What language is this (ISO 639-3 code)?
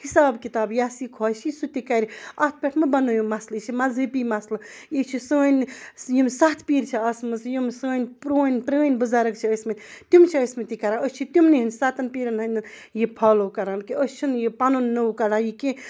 kas